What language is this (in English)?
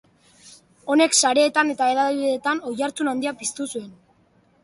Basque